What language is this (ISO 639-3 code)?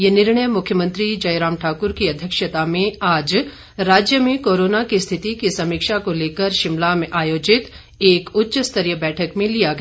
hin